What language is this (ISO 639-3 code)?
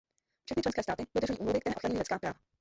ces